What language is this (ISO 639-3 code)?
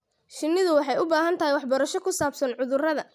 som